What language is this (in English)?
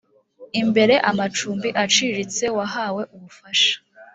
Kinyarwanda